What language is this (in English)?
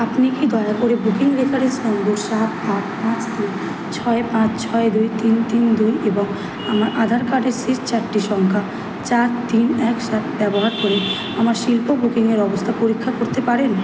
Bangla